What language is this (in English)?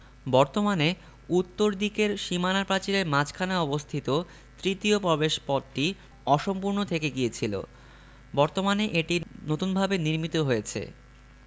Bangla